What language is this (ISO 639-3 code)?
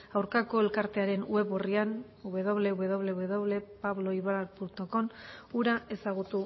eus